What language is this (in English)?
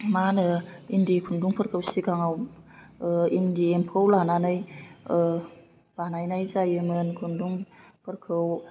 Bodo